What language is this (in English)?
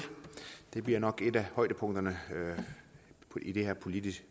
Danish